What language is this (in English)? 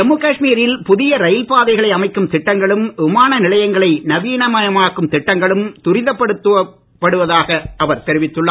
Tamil